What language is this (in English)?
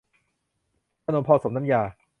Thai